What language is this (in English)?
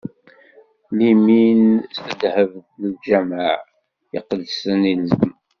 Kabyle